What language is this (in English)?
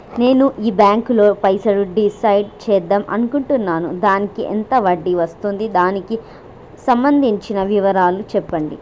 Telugu